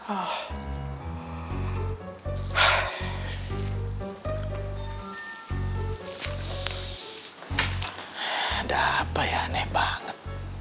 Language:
Indonesian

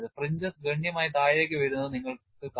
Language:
Malayalam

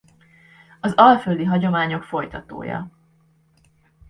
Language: Hungarian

